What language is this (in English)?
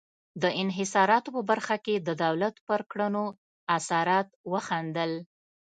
Pashto